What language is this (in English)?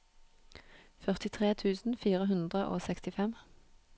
Norwegian